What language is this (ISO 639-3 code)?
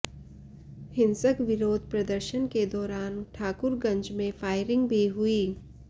hin